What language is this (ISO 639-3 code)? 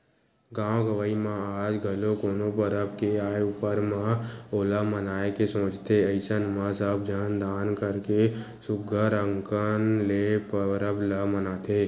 hne